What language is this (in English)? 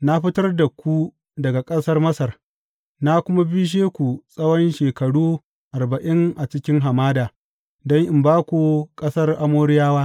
Hausa